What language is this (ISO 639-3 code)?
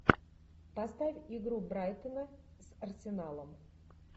rus